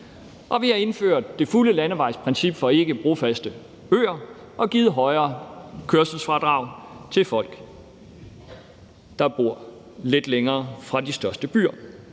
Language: Danish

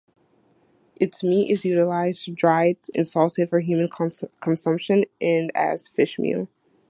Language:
English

